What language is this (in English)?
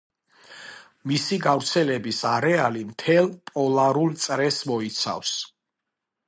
Georgian